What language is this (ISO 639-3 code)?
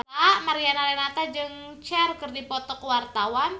sun